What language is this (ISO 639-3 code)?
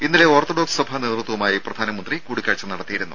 mal